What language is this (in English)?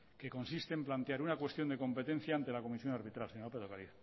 Spanish